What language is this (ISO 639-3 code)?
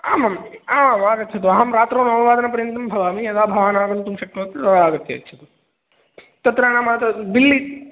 san